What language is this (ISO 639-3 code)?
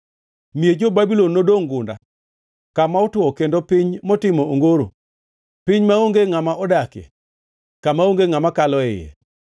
luo